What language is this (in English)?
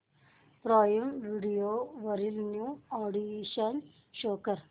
Marathi